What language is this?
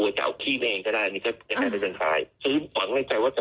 Thai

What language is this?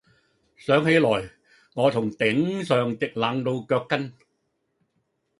Cantonese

